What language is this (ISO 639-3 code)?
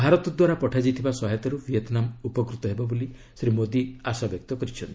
ori